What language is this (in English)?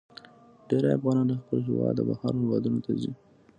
Pashto